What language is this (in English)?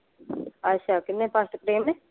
Punjabi